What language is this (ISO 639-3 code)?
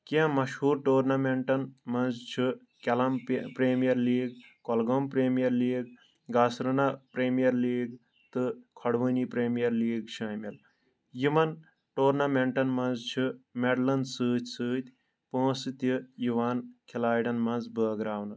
kas